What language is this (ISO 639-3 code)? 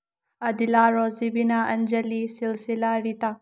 mni